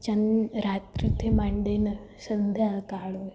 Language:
Gujarati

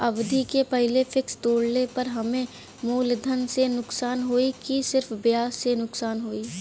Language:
Bhojpuri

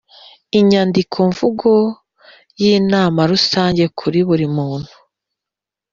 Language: Kinyarwanda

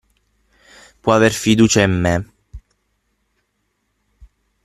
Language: Italian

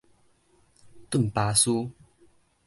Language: Min Nan Chinese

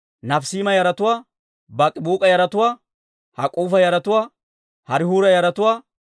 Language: Dawro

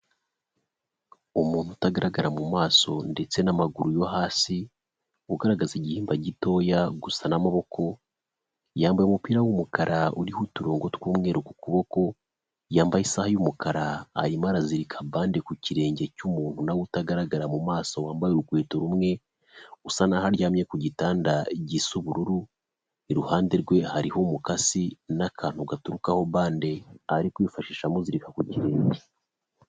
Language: Kinyarwanda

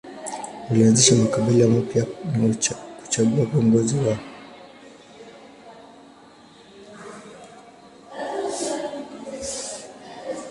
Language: Swahili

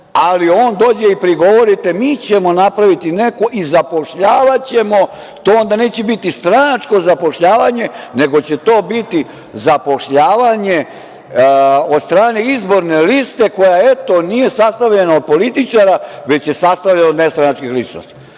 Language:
Serbian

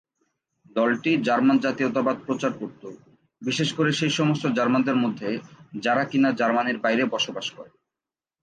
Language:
Bangla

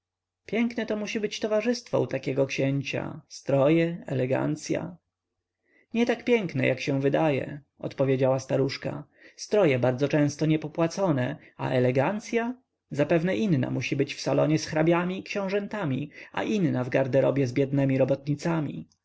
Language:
Polish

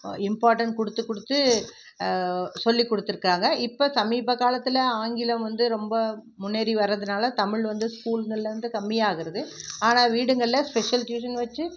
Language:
Tamil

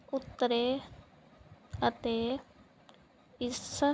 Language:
Punjabi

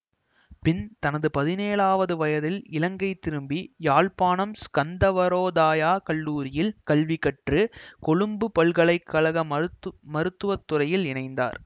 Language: Tamil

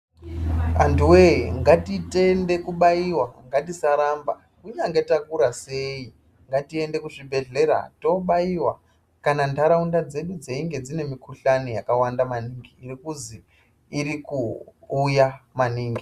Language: Ndau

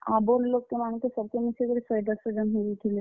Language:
Odia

